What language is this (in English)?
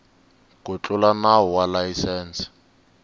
Tsonga